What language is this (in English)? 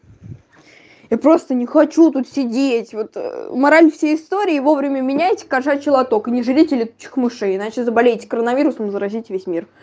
Russian